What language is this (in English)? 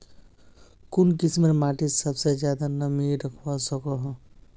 Magahi